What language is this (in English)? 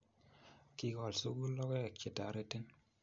Kalenjin